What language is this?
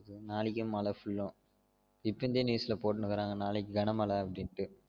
Tamil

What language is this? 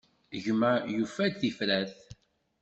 Kabyle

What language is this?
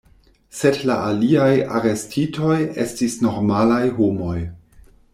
Esperanto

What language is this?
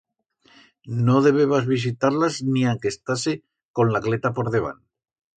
Aragonese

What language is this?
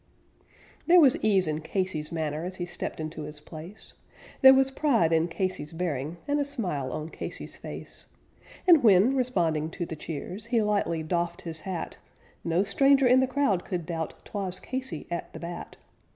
English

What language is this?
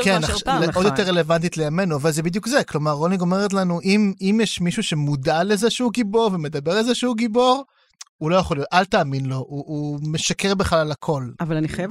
Hebrew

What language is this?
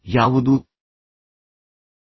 Kannada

